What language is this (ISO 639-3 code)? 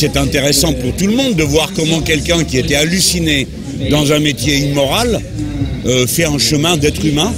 fra